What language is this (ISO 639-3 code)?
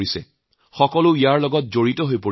asm